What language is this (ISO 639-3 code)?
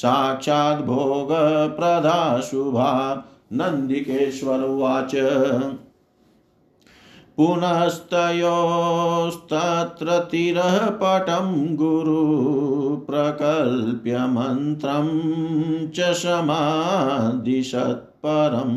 hin